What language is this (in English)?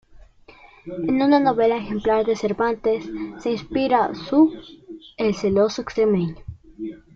Spanish